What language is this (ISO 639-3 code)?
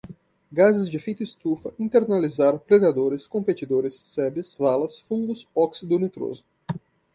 por